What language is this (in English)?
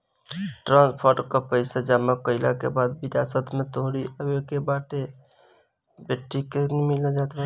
Bhojpuri